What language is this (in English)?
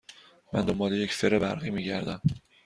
Persian